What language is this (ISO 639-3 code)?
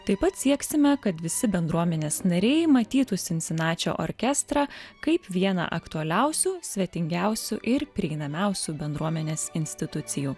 lit